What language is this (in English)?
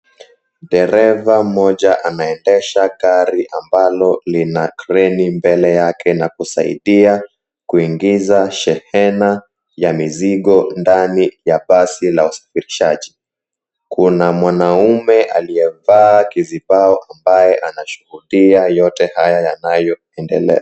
Swahili